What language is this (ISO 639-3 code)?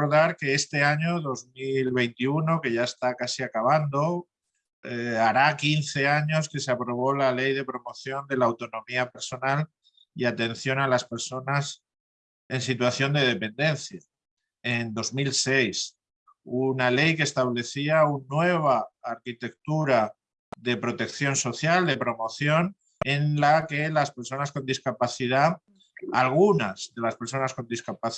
spa